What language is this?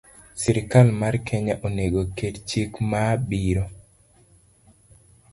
Luo (Kenya and Tanzania)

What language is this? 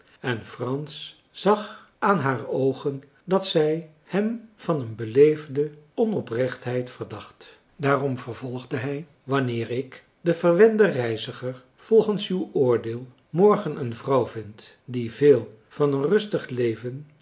Dutch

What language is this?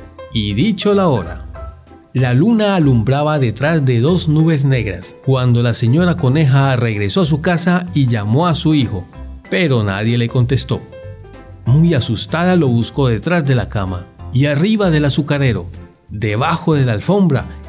Spanish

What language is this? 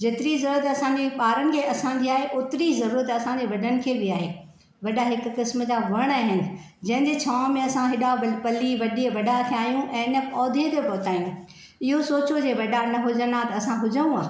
Sindhi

